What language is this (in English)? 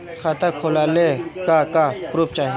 Bhojpuri